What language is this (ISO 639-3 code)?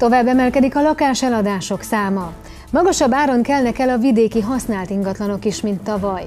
hun